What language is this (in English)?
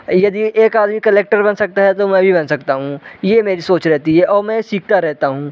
Hindi